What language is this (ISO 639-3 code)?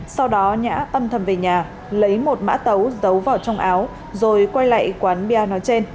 vie